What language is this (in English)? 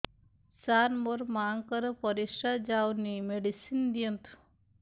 Odia